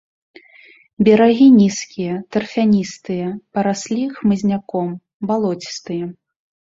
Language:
Belarusian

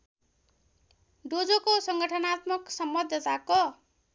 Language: Nepali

